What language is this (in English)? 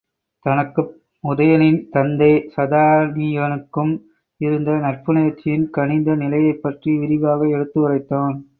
Tamil